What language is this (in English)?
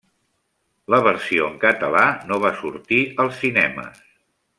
Catalan